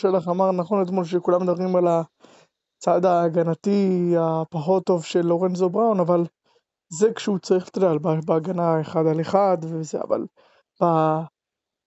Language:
Hebrew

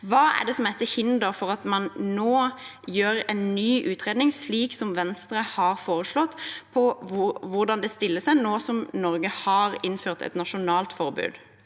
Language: Norwegian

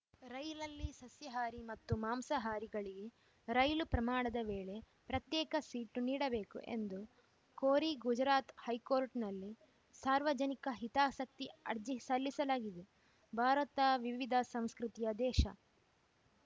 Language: Kannada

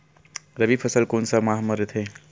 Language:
Chhattisgarhi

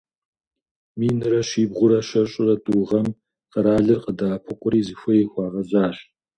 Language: Kabardian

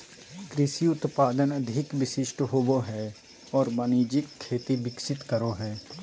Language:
Magahi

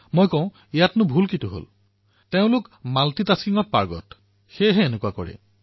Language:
Assamese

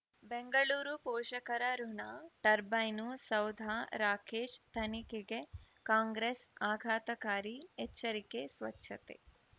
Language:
Kannada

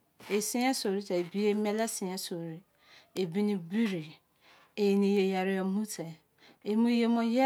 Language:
Izon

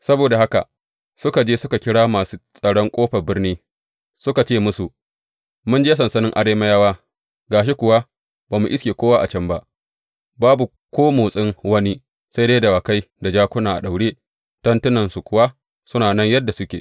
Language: Hausa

